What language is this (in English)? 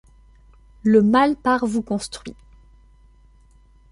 French